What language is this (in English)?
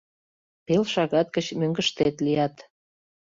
Mari